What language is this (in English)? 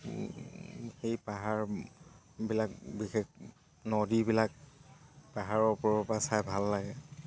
Assamese